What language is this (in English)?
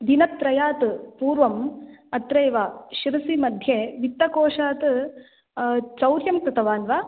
Sanskrit